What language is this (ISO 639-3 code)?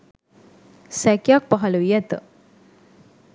sin